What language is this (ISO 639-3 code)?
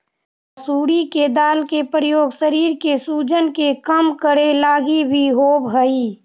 mag